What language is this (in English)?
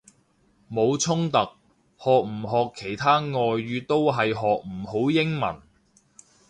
Cantonese